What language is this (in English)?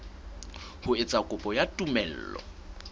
Southern Sotho